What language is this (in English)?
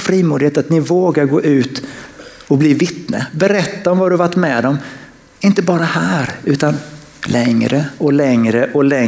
Swedish